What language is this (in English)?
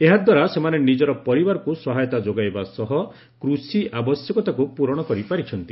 Odia